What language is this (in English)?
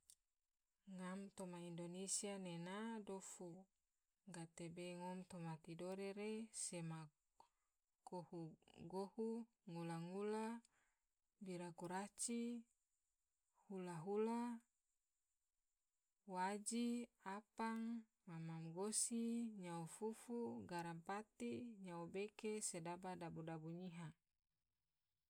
Tidore